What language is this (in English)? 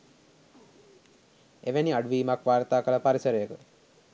Sinhala